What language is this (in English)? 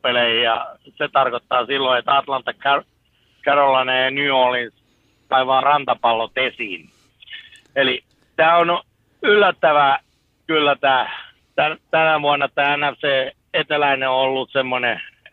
Finnish